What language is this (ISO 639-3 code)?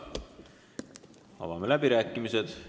est